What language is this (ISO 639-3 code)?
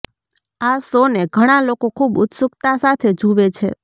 guj